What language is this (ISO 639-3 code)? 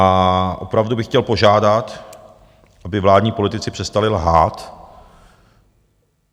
ces